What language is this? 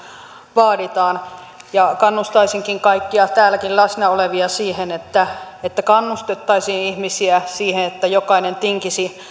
Finnish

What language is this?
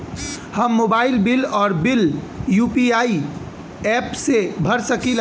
Bhojpuri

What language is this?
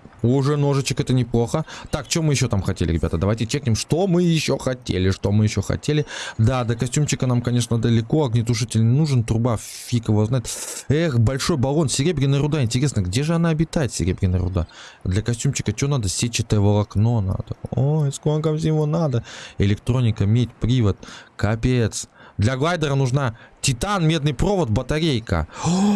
Russian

